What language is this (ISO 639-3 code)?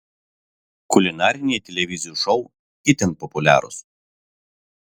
lit